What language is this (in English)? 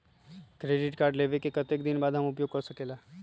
Magahi